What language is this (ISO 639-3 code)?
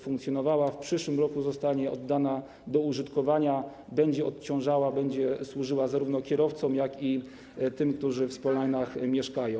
pol